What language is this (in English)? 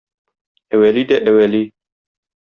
Tatar